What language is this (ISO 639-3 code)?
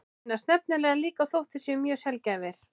isl